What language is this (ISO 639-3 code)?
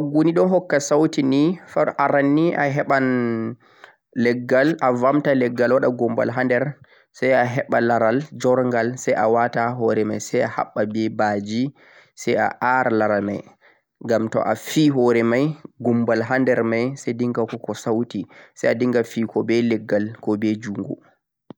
fuq